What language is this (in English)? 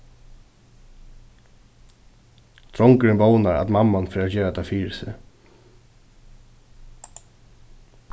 Faroese